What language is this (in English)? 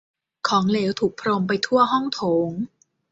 Thai